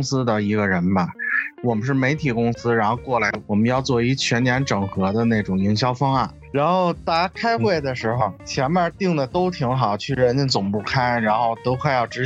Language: Chinese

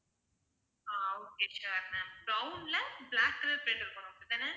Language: Tamil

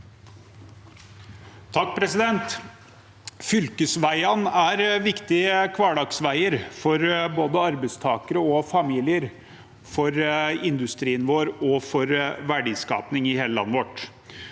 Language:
Norwegian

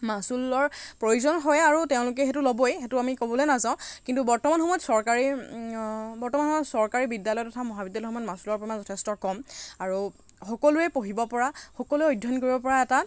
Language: Assamese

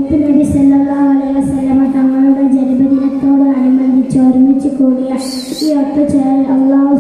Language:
Malayalam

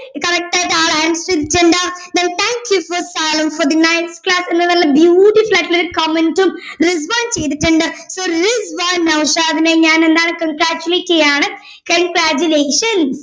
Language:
Malayalam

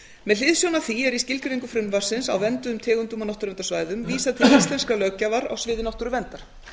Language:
Icelandic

